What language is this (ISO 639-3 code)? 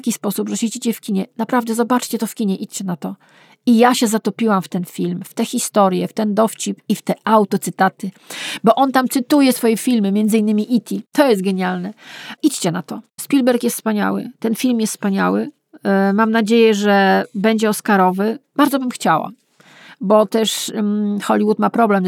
pol